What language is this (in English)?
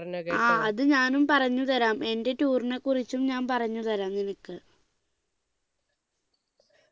Malayalam